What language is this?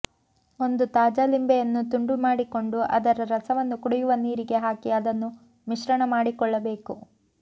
Kannada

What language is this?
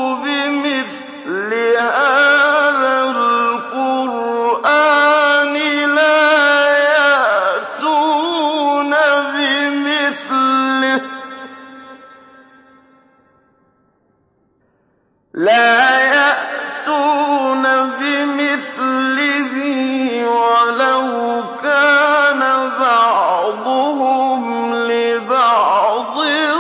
Arabic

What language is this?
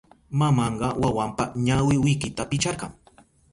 Southern Pastaza Quechua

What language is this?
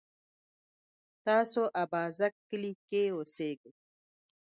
Pashto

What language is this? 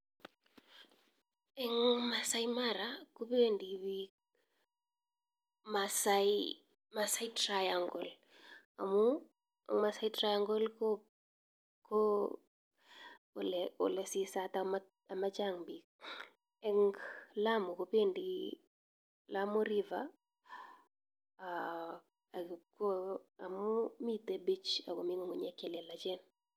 Kalenjin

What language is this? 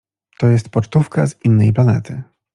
Polish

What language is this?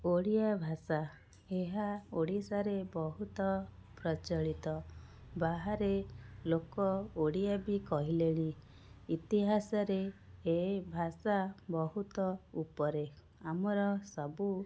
Odia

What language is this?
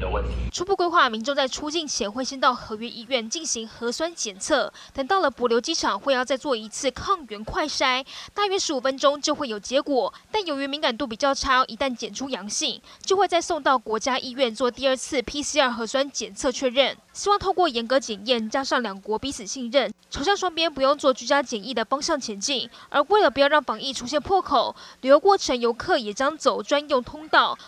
Chinese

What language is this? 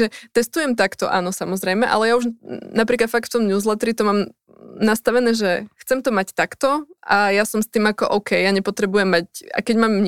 Slovak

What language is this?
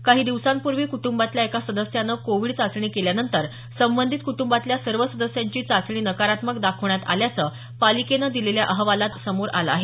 Marathi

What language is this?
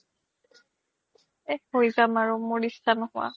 Assamese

